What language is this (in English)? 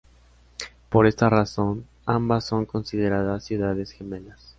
Spanish